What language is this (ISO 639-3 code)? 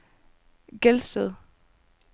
dan